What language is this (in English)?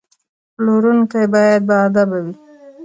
Pashto